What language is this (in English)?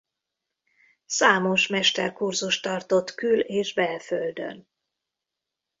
Hungarian